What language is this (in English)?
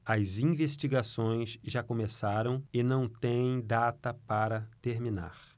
Portuguese